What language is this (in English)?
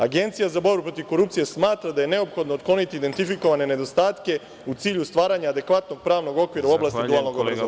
Serbian